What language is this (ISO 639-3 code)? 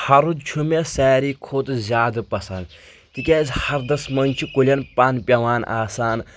kas